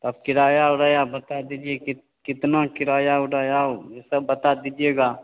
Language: Hindi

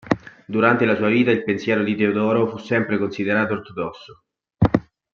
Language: Italian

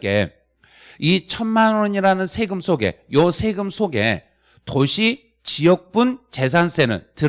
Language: Korean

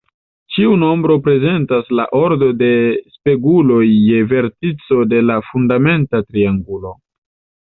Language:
Esperanto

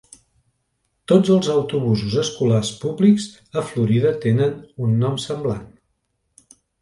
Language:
Catalan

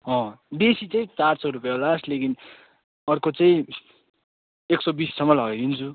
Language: Nepali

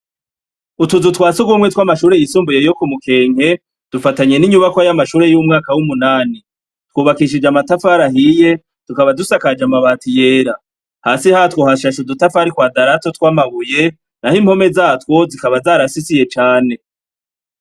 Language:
Rundi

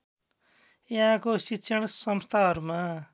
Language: Nepali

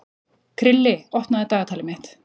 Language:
Icelandic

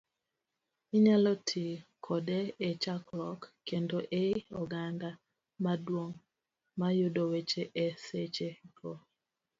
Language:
Luo (Kenya and Tanzania)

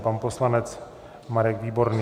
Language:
Czech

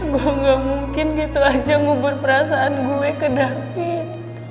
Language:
Indonesian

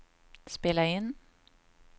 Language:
Swedish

